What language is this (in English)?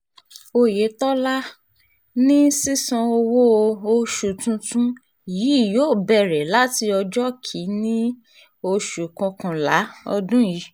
Yoruba